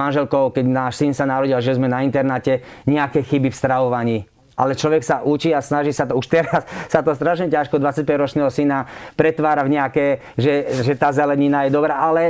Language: Slovak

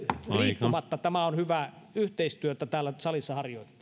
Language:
Finnish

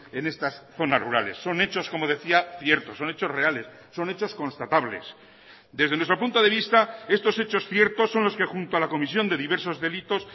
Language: Spanish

